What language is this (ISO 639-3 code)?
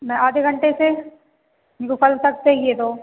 hin